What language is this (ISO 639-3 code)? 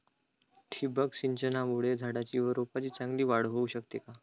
mar